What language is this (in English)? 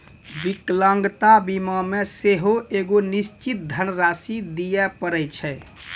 Maithili